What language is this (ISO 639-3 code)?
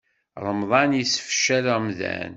kab